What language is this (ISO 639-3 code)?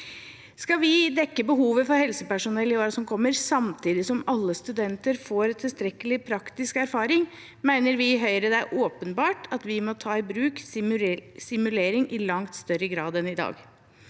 nor